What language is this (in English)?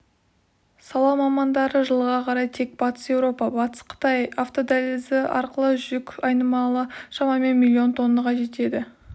Kazakh